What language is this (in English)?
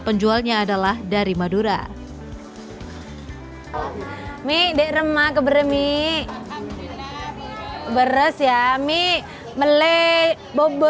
Indonesian